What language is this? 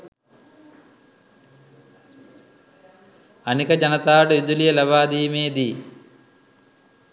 Sinhala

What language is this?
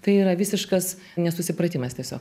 Lithuanian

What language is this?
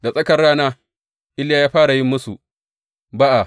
Hausa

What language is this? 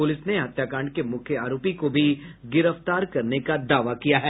Hindi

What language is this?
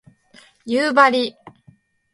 Japanese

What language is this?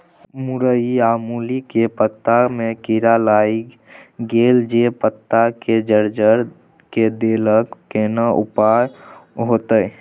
Maithili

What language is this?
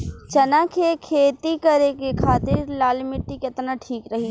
Bhojpuri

